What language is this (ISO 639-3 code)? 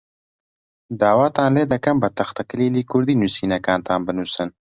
ckb